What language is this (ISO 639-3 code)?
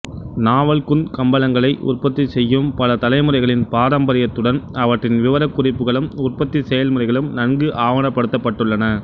tam